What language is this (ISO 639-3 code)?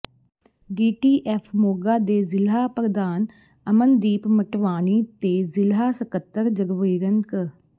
pan